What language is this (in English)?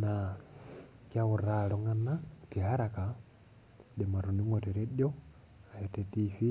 Masai